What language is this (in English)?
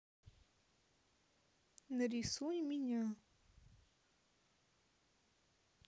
Russian